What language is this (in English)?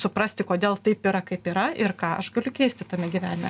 Lithuanian